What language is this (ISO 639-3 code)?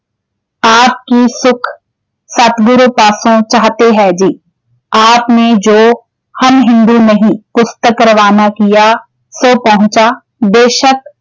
pan